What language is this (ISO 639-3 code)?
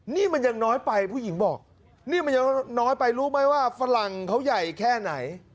tha